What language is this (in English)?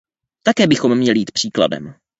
Czech